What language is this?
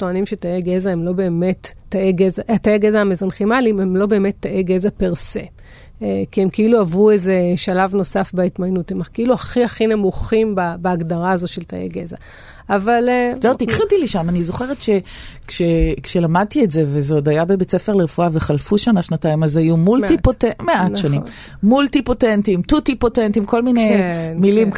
Hebrew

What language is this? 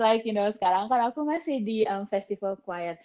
Indonesian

